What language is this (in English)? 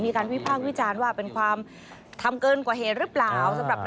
Thai